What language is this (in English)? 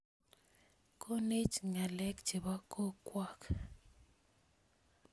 Kalenjin